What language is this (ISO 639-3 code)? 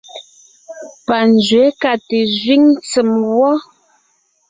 nnh